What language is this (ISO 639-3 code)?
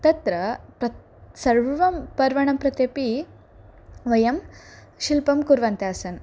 san